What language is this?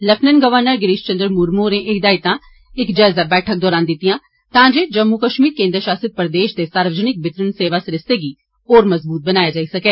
Dogri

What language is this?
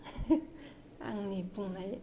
Bodo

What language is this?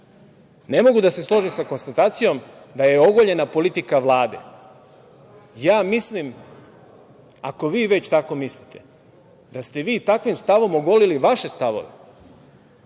Serbian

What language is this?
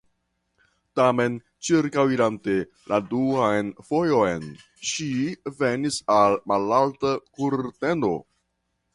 Esperanto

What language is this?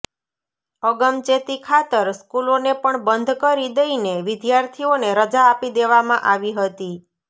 Gujarati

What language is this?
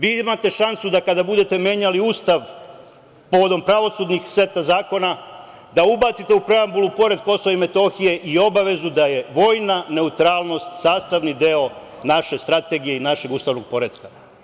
Serbian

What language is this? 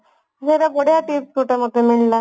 Odia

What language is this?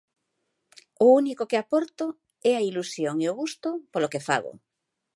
Galician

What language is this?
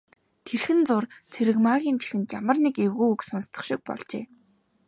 Mongolian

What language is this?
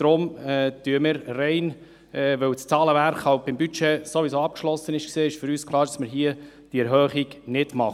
Swiss German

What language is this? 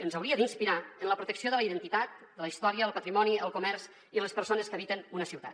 Catalan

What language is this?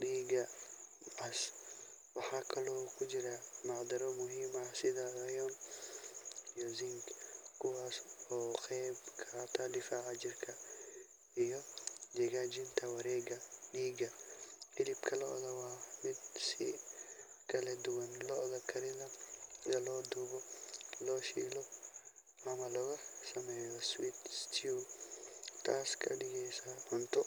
Somali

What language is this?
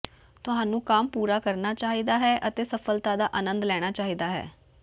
Punjabi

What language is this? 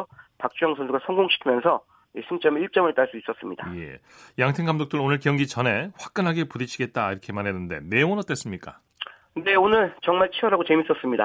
Korean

